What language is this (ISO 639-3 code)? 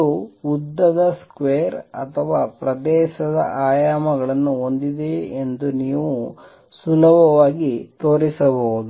kan